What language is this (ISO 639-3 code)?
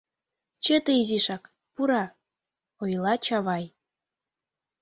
chm